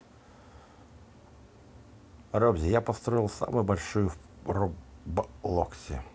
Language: Russian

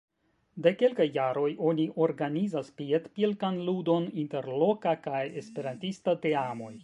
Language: Esperanto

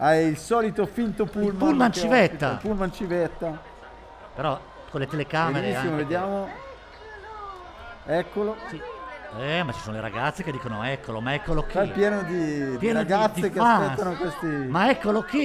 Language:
Italian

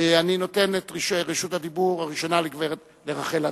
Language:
Hebrew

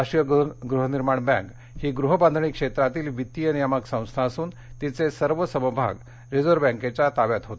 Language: Marathi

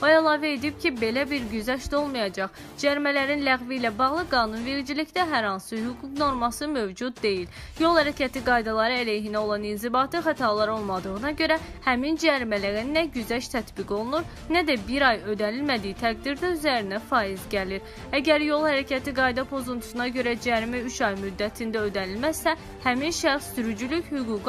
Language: Turkish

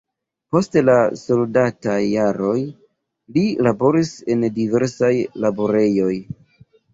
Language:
Esperanto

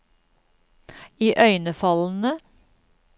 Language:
Norwegian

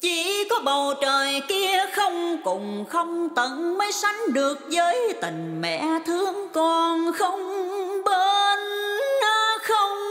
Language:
Thai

